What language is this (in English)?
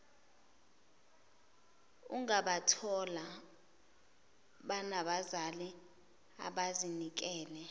Zulu